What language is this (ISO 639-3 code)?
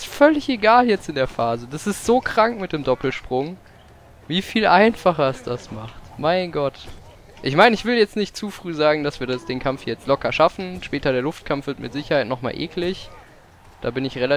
deu